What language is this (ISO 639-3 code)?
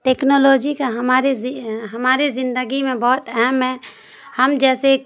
urd